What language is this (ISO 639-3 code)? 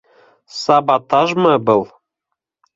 bak